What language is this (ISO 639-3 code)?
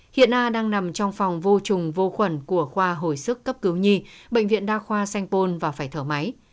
vie